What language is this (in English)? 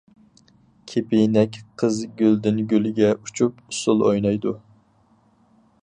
Uyghur